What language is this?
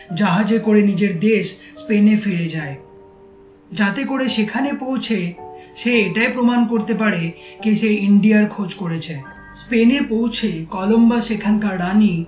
Bangla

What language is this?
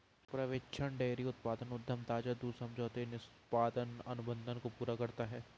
Hindi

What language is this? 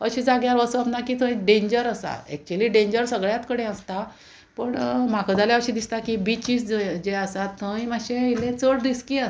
Konkani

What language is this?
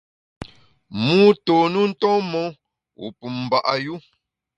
Bamun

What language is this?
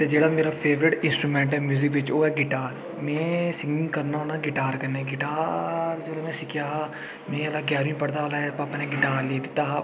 Dogri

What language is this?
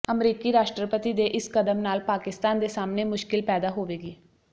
Punjabi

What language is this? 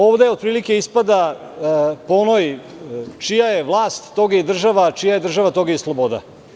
Serbian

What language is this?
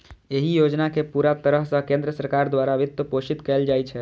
Maithili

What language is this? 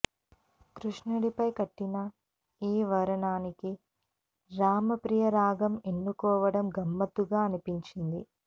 Telugu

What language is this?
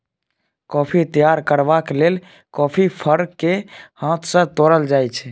Maithili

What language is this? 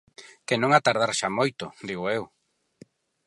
Galician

